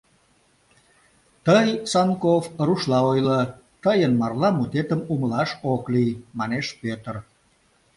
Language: Mari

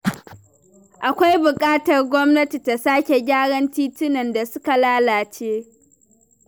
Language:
Hausa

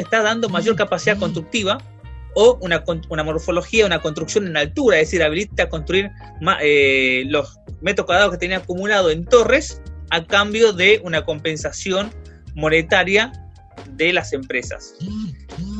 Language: Spanish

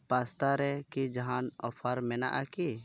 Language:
Santali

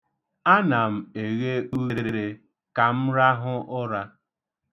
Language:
Igbo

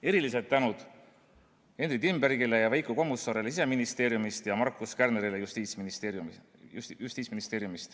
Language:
Estonian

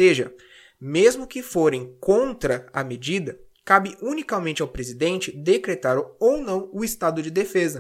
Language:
Portuguese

